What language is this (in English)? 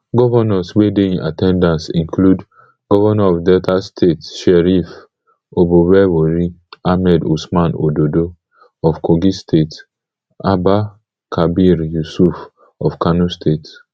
Nigerian Pidgin